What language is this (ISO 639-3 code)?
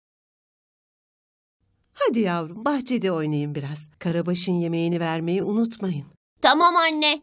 tur